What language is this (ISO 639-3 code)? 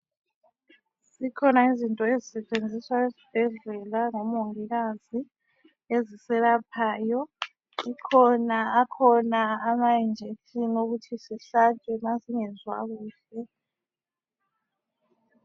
nde